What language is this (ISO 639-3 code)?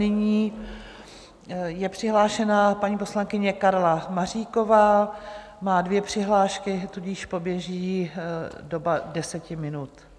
ces